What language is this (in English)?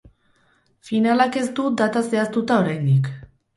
Basque